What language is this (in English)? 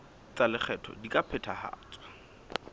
Southern Sotho